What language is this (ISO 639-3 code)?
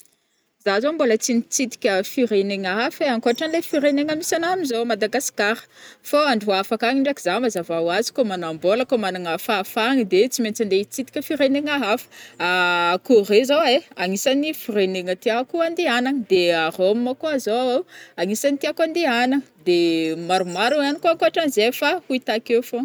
bmm